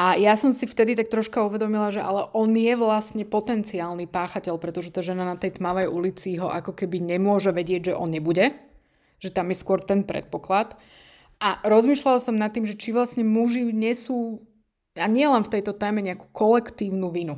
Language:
Slovak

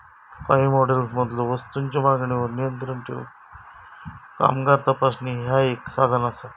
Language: Marathi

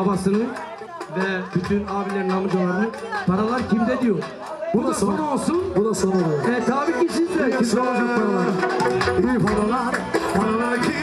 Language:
Turkish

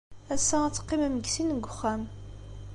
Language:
Kabyle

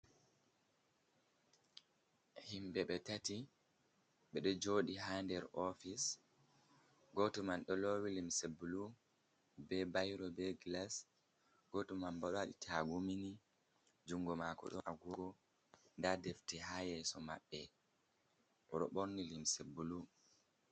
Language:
Fula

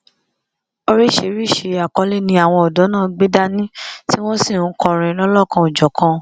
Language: Yoruba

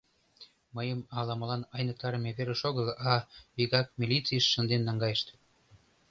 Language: Mari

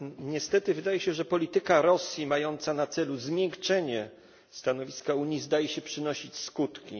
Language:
Polish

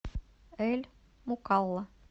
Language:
Russian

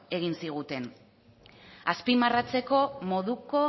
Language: Basque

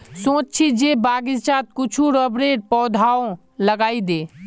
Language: Magahi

